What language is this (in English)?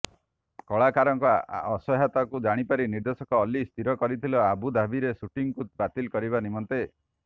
Odia